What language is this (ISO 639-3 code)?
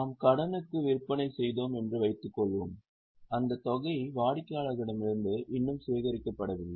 tam